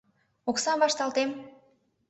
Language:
Mari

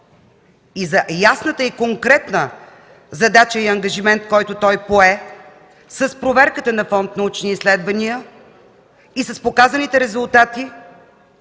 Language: Bulgarian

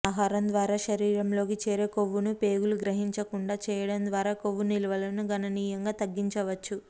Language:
Telugu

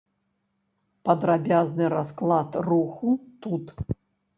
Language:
Belarusian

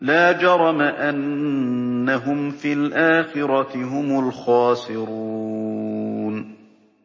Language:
Arabic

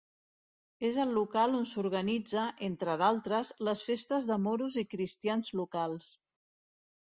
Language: Catalan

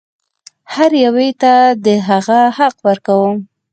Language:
Pashto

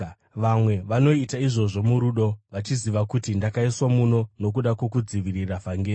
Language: Shona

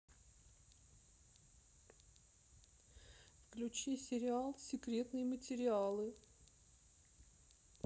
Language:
Russian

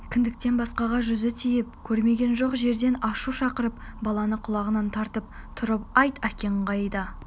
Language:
Kazakh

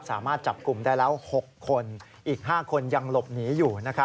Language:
Thai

